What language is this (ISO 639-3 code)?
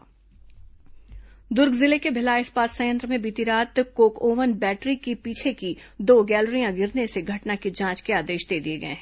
hin